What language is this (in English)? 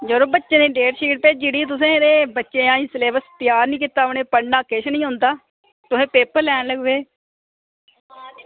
Dogri